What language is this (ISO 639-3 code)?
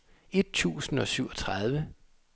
dan